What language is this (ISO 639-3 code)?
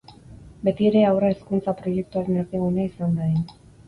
eus